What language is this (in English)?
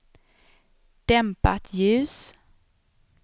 Swedish